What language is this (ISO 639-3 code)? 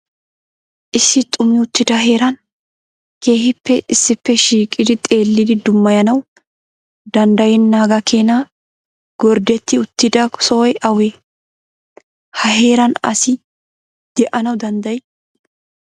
wal